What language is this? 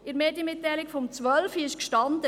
Swiss German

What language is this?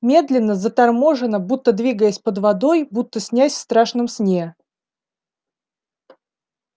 Russian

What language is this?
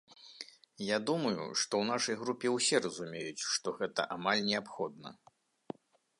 Belarusian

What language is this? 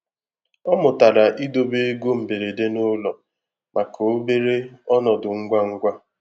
Igbo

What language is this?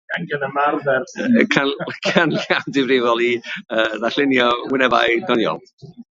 Welsh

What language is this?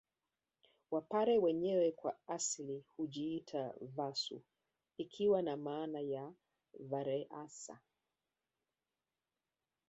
Swahili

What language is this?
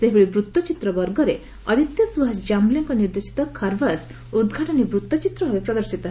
Odia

